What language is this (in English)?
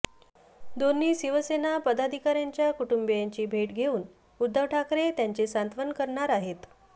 Marathi